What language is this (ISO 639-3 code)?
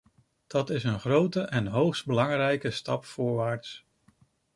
nld